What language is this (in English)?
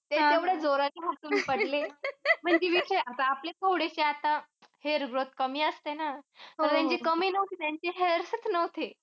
Marathi